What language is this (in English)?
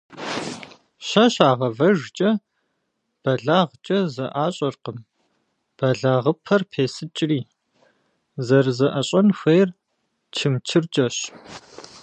Kabardian